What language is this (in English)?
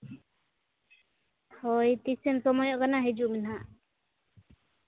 Santali